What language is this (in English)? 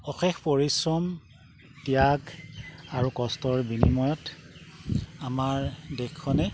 Assamese